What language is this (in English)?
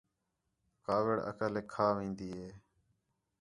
Khetrani